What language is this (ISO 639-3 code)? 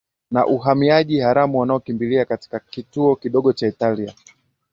swa